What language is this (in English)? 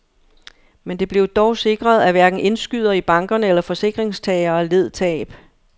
Danish